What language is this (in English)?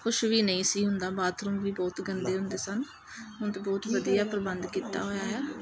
Punjabi